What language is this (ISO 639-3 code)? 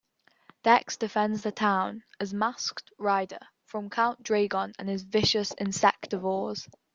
eng